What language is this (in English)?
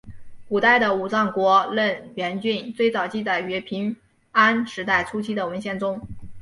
Chinese